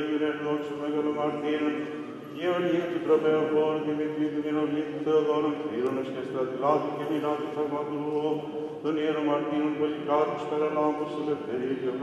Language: Greek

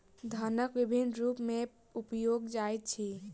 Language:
Maithili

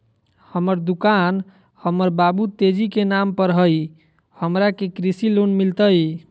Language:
Magahi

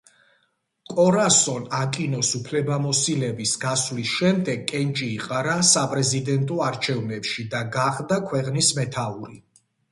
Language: Georgian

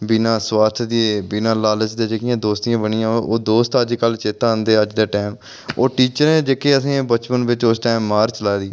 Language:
Dogri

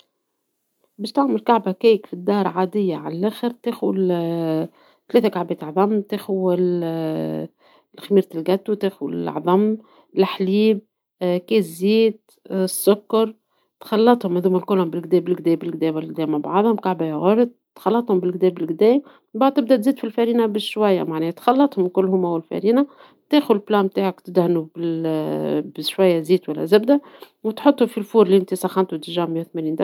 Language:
Tunisian Arabic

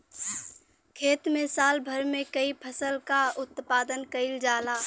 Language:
Bhojpuri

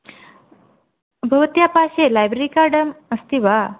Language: Sanskrit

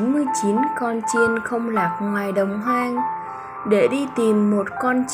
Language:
Vietnamese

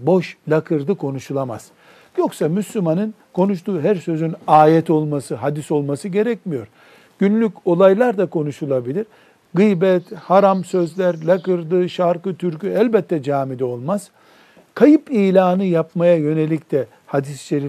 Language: Turkish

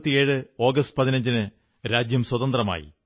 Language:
Malayalam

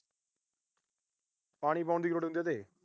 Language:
Punjabi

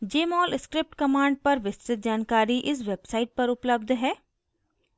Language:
Hindi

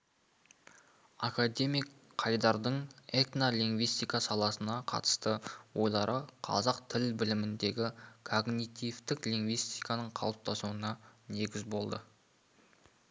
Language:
Kazakh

